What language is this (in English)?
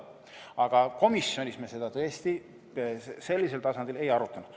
Estonian